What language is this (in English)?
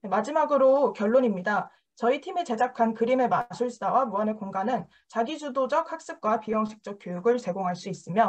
Korean